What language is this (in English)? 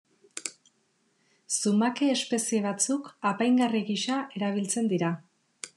Basque